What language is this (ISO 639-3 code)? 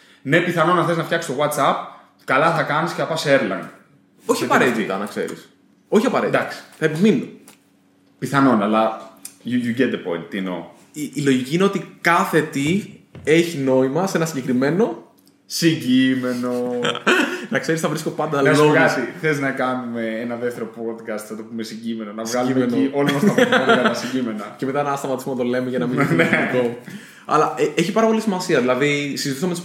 ell